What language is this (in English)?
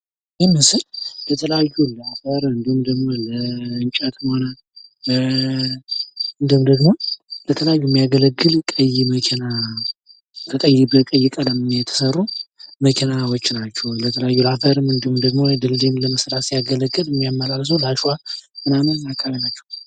Amharic